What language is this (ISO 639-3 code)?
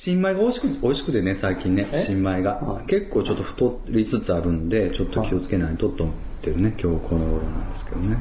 jpn